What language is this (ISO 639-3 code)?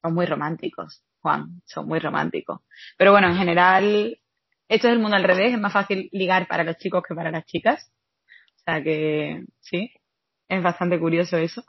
spa